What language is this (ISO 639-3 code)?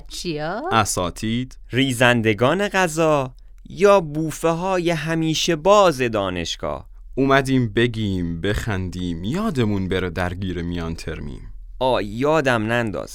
fas